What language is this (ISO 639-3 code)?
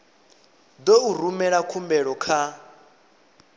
ven